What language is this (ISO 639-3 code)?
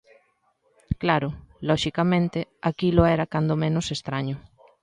glg